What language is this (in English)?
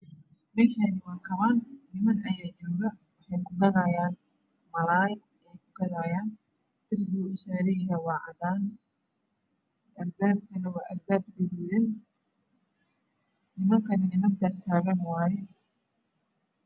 Somali